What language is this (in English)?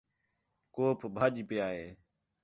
Khetrani